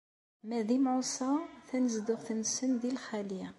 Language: Kabyle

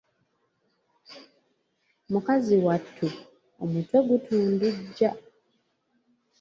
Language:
Ganda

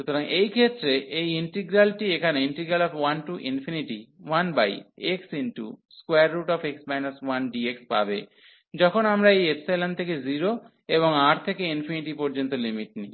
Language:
Bangla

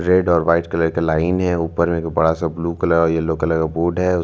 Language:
Hindi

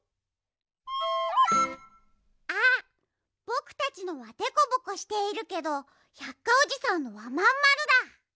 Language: Japanese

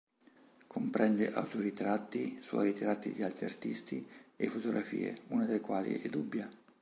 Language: Italian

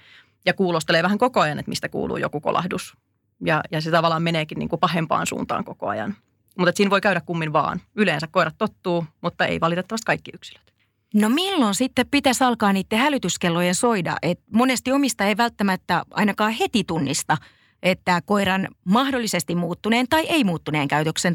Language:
Finnish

